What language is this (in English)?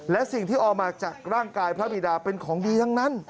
Thai